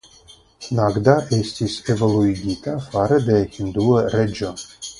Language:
Esperanto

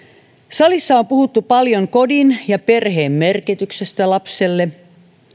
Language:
Finnish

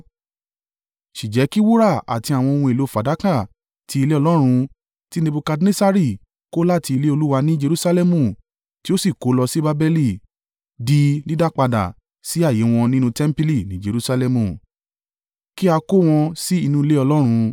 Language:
Yoruba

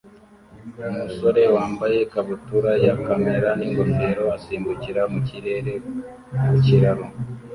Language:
Kinyarwanda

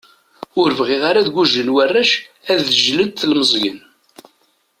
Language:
Kabyle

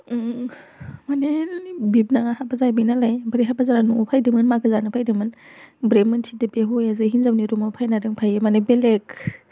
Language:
Bodo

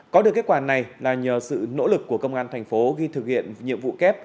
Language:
Vietnamese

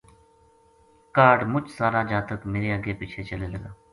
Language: Gujari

